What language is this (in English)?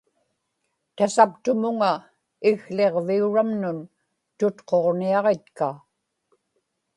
Inupiaq